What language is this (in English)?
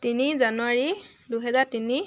Assamese